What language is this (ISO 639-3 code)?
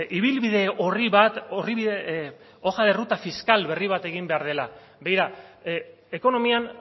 eus